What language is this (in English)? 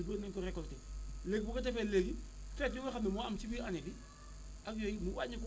Wolof